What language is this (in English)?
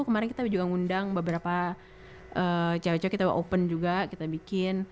Indonesian